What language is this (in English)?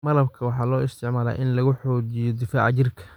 Somali